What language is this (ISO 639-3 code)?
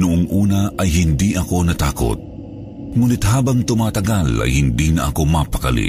fil